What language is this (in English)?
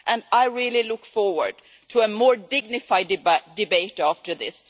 English